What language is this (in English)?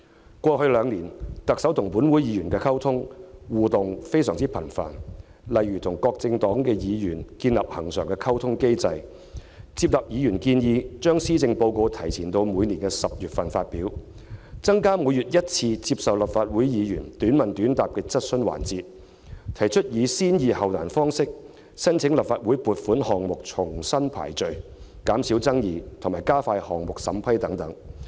Cantonese